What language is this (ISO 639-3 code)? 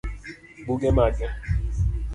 luo